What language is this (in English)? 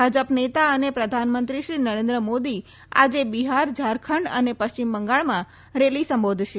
Gujarati